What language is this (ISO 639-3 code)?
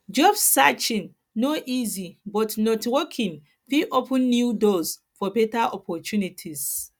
pcm